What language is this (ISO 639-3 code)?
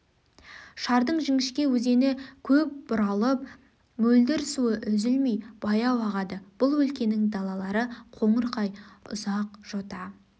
kaz